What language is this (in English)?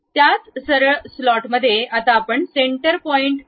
Marathi